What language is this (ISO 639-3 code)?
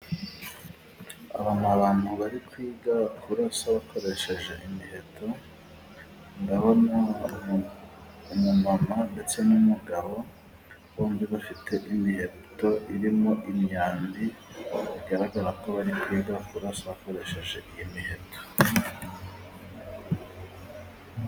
kin